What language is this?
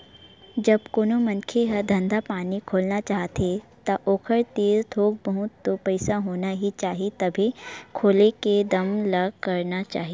Chhattisgarhi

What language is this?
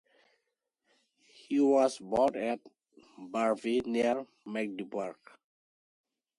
English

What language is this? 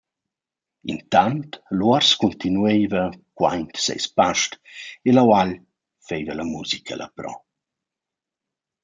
Romansh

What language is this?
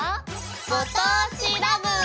Japanese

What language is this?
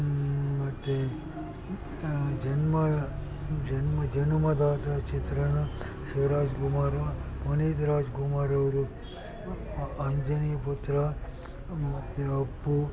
Kannada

